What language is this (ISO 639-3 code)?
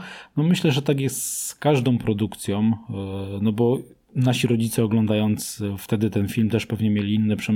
pol